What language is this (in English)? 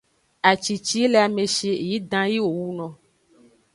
Aja (Benin)